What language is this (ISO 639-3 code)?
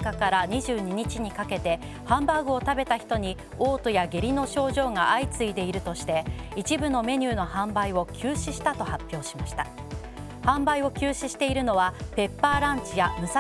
jpn